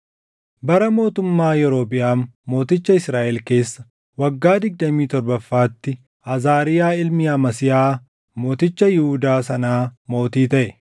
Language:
Oromo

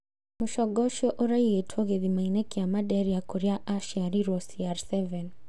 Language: Kikuyu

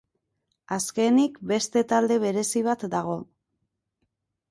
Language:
Basque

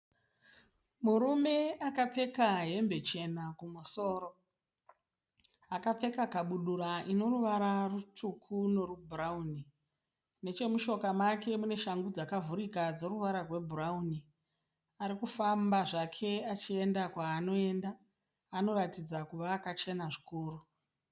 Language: Shona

